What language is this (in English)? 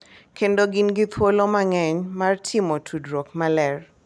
Luo (Kenya and Tanzania)